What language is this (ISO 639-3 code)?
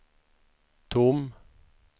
swe